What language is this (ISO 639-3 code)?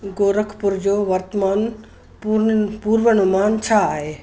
snd